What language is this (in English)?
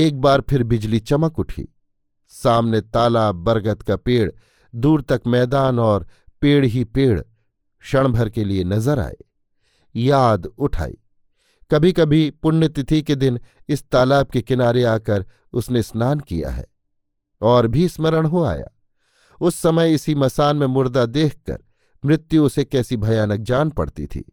Hindi